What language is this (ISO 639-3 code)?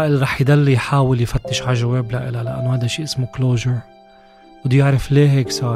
ara